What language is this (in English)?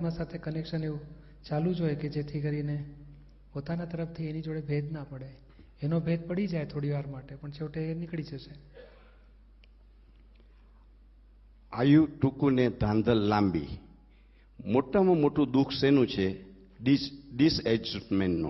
Gujarati